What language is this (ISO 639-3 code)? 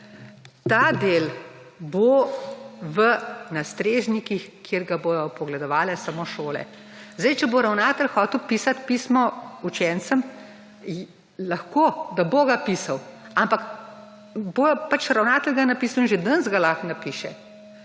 slv